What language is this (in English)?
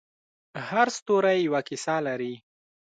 Pashto